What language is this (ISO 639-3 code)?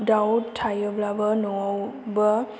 brx